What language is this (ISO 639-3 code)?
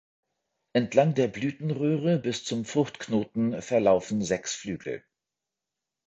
deu